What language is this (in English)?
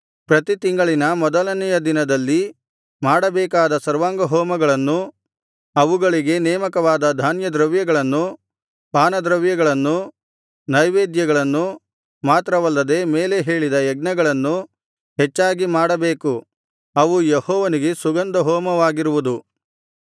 Kannada